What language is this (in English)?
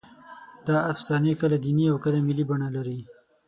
Pashto